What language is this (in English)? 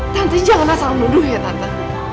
Indonesian